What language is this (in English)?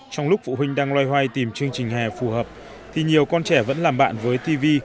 Vietnamese